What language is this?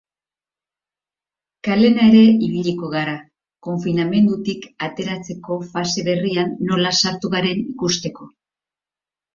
Basque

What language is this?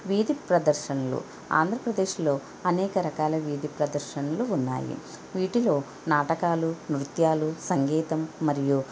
Telugu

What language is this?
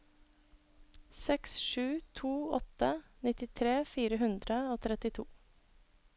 Norwegian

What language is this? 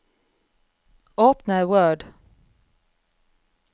Norwegian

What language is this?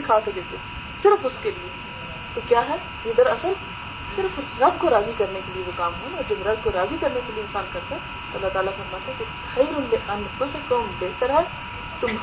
Urdu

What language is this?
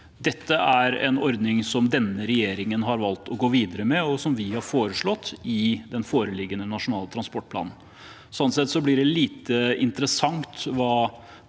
Norwegian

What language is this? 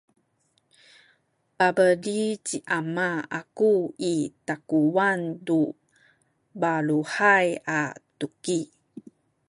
Sakizaya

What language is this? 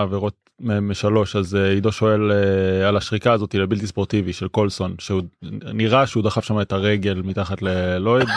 Hebrew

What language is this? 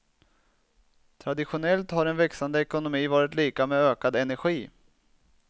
Swedish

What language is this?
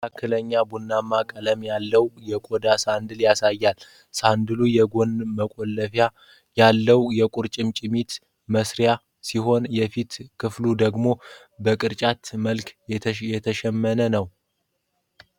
Amharic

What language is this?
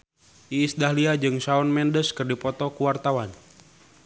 Sundanese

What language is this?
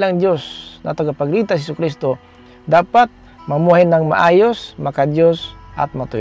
Filipino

